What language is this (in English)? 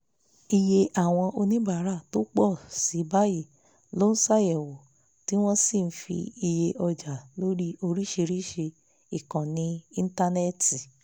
Yoruba